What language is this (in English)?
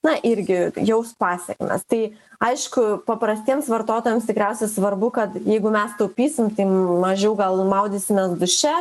Lithuanian